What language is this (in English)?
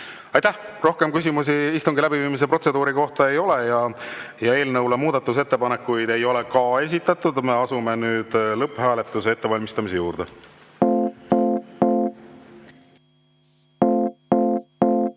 Estonian